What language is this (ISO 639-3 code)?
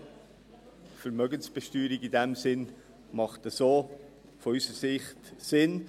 gsw